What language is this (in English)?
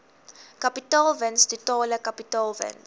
Afrikaans